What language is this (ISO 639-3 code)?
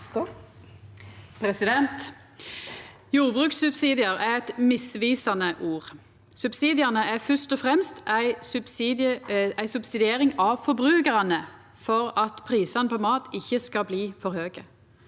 nor